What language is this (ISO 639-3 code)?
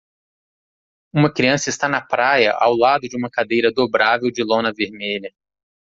por